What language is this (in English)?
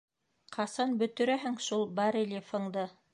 Bashkir